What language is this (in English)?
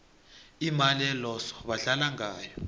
South Ndebele